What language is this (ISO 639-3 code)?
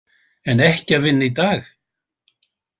isl